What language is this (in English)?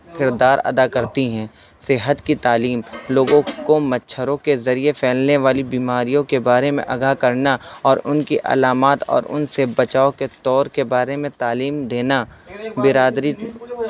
Urdu